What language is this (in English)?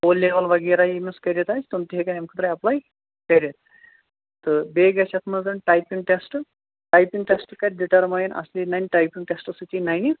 Kashmiri